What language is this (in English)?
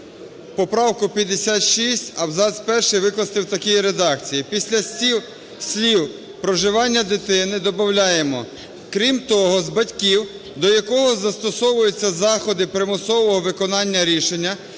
Ukrainian